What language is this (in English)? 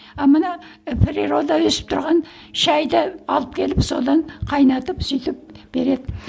Kazakh